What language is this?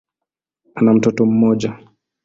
Swahili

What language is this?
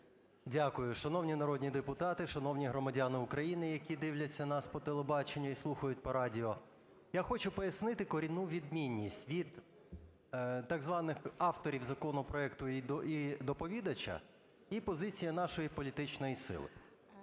Ukrainian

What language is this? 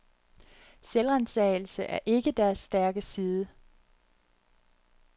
Danish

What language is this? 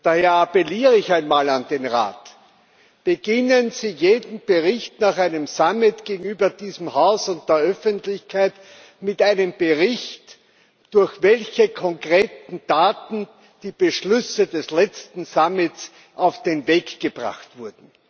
German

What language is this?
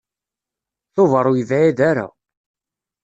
Kabyle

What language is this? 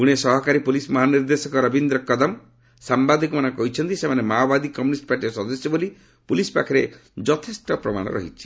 Odia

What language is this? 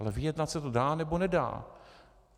Czech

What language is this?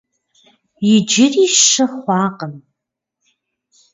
Kabardian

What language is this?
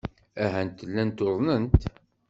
Kabyle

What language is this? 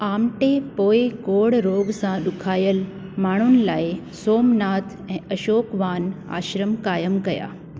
Sindhi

